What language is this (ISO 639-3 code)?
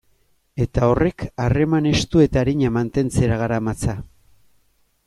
eus